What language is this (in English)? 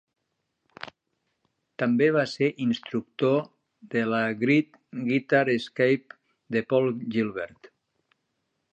Catalan